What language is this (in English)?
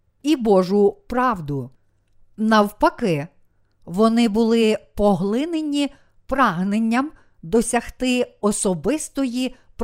Ukrainian